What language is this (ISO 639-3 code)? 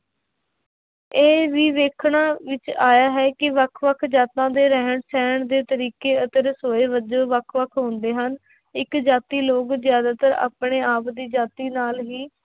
pan